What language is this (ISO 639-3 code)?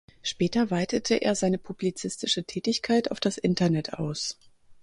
deu